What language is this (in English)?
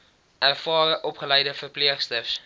Afrikaans